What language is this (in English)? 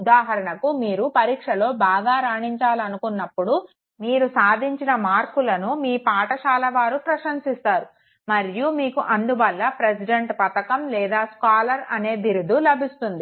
Telugu